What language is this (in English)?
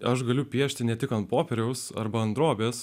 Lithuanian